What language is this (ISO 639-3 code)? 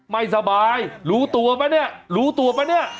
tha